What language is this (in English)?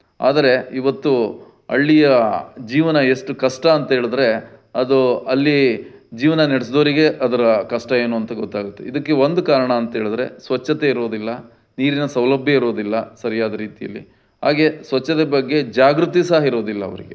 Kannada